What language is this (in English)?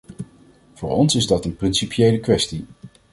Dutch